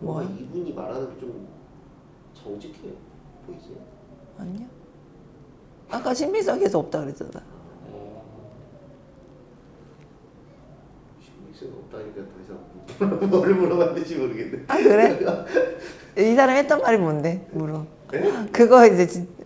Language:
Korean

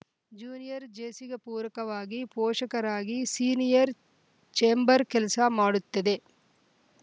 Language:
Kannada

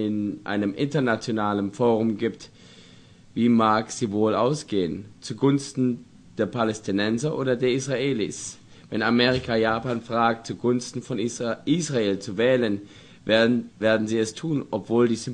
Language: German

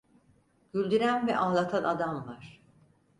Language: Turkish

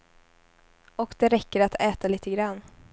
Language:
Swedish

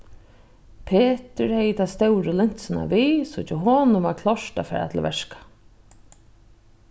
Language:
Faroese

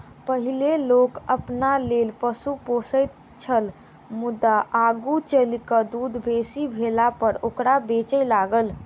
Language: Maithili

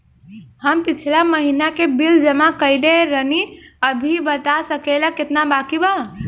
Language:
Bhojpuri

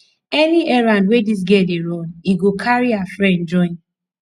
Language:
Nigerian Pidgin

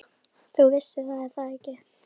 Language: Icelandic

